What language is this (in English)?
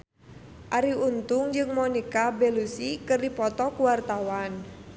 Sundanese